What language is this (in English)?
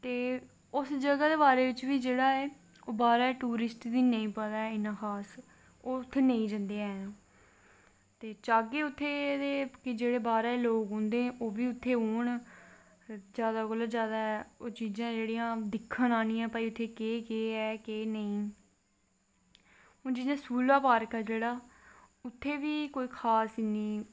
Dogri